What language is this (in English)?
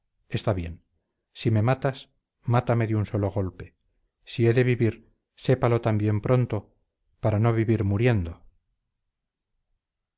Spanish